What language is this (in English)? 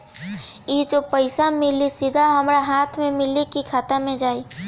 Bhojpuri